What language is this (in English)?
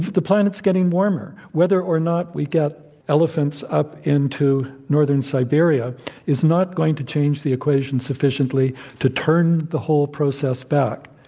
English